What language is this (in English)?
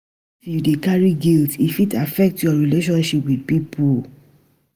Nigerian Pidgin